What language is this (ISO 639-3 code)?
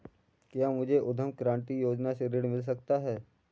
hin